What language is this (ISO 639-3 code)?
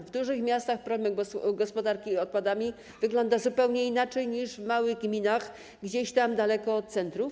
pol